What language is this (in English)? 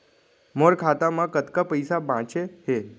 Chhattisgarhi